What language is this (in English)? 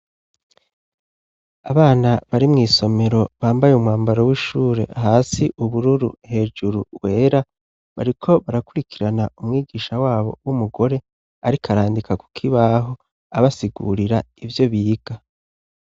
Rundi